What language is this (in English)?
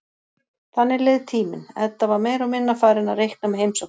Icelandic